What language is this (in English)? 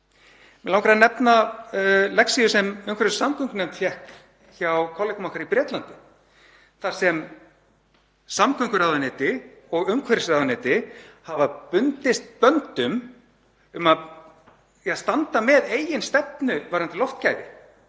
Icelandic